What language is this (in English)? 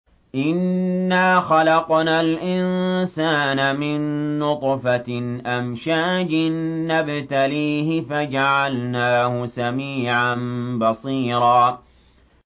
Arabic